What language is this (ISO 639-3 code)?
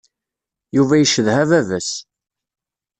kab